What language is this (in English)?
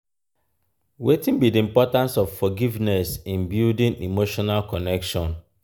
Nigerian Pidgin